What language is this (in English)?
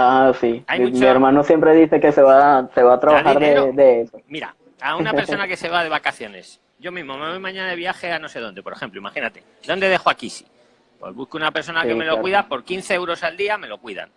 Spanish